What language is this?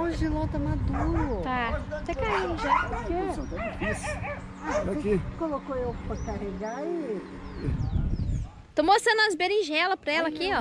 Portuguese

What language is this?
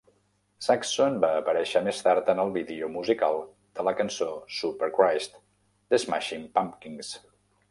Catalan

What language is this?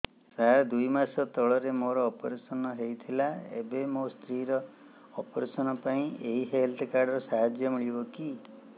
Odia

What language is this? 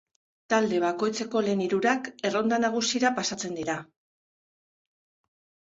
Basque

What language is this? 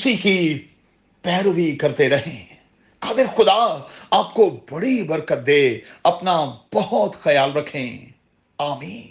Urdu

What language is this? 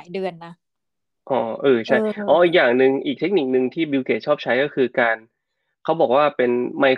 Thai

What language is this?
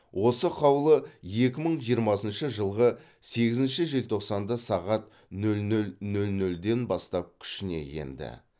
Kazakh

